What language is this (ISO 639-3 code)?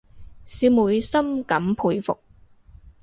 yue